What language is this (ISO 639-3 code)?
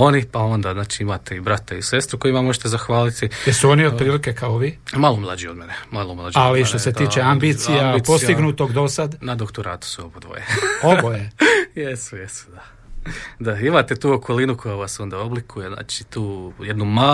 hrv